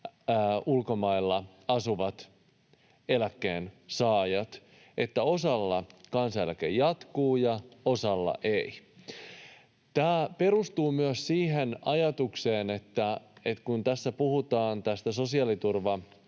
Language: Finnish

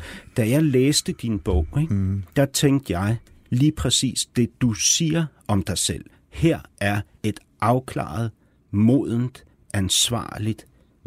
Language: Danish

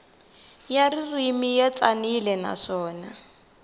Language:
Tsonga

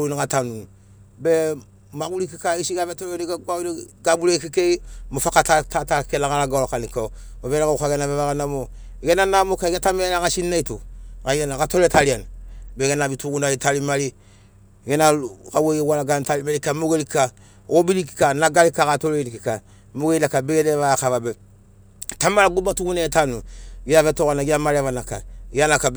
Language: Sinaugoro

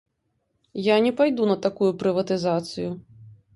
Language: Belarusian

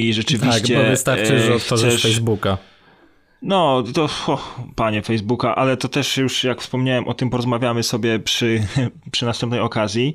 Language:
Polish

